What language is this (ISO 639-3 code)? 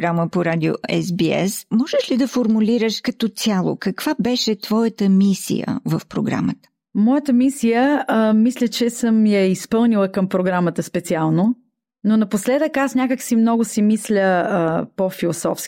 bul